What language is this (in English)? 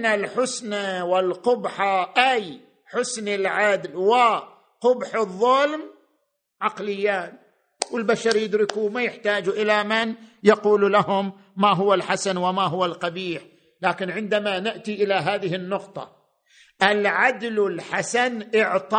Arabic